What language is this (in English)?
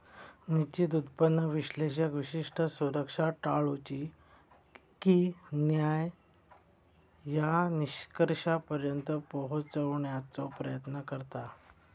Marathi